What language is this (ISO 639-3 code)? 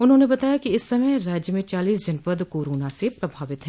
hin